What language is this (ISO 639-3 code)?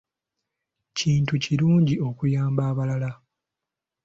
lug